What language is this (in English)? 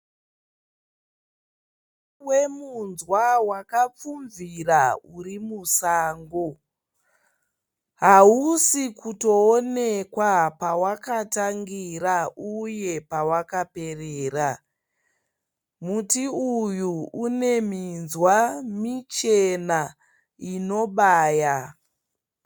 Shona